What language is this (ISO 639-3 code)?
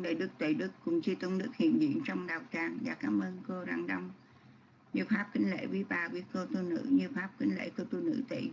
vie